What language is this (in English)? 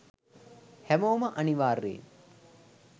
Sinhala